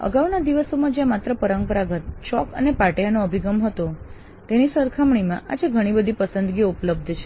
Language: Gujarati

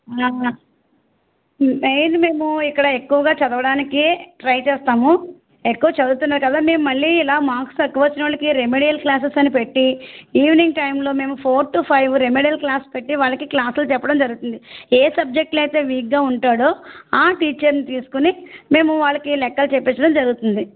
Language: Telugu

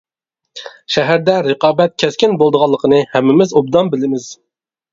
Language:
Uyghur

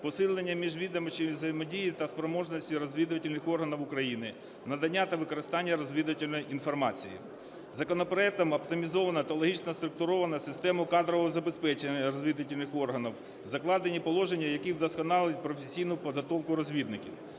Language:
Ukrainian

